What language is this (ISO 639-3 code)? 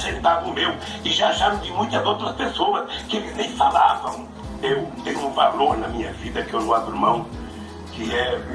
por